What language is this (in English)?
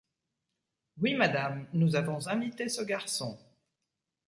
French